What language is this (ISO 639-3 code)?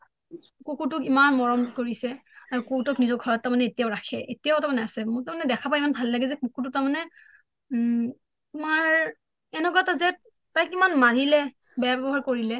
asm